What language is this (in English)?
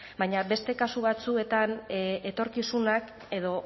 Basque